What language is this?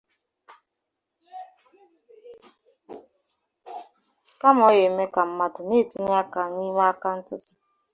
Igbo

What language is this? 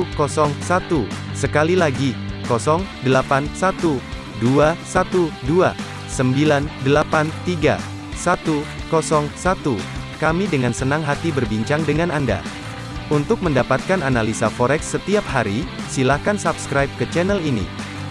Indonesian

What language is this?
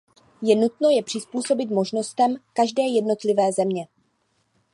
Czech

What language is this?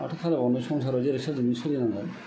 Bodo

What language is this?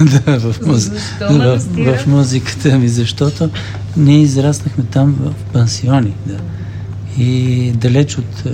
Bulgarian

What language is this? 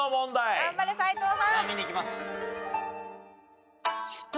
Japanese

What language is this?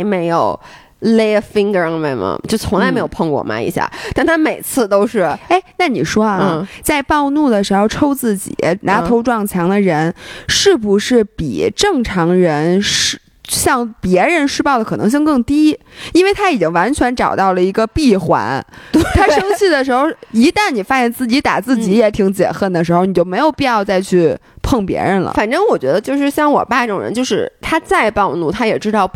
Chinese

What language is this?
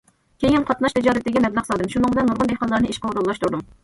Uyghur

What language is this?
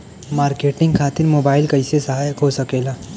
Bhojpuri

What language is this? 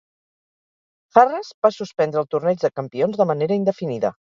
Catalan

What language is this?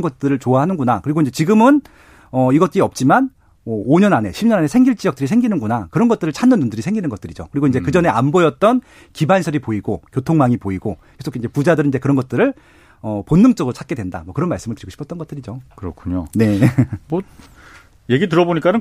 Korean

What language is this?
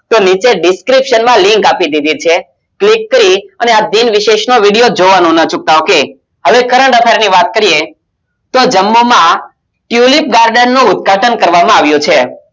Gujarati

